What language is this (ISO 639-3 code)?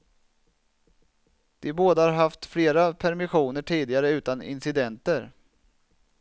swe